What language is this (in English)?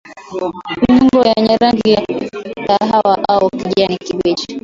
Swahili